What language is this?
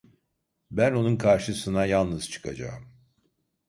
Turkish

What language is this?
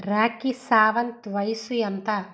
Telugu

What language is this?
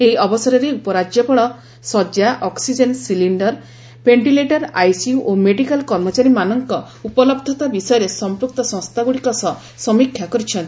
Odia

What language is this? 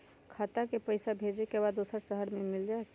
Magahi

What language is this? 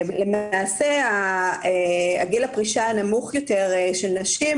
Hebrew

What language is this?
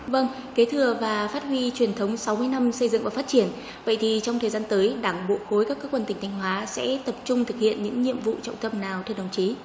Vietnamese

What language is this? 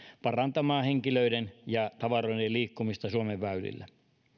Finnish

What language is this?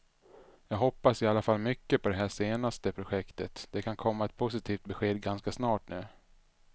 Swedish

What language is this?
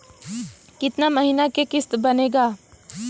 Bhojpuri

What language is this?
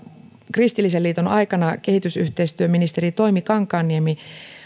Finnish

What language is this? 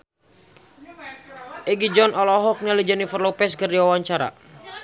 Sundanese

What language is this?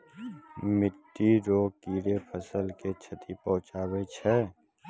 Maithili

